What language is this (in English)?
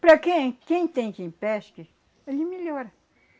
Portuguese